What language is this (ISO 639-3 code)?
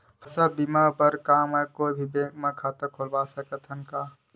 hne